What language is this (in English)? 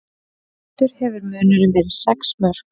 Icelandic